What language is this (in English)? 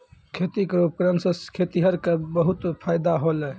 Maithili